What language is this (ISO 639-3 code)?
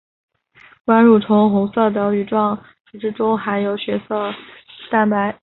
zho